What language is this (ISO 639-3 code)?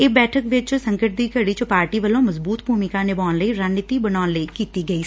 pan